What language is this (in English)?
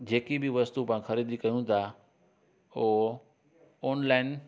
Sindhi